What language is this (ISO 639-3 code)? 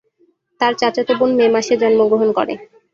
ben